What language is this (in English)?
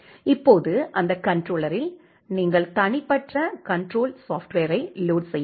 Tamil